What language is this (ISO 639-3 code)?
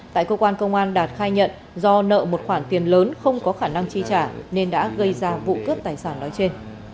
vie